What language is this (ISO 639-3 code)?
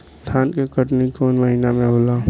bho